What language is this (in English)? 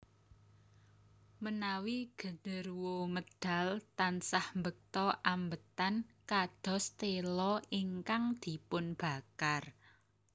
Javanese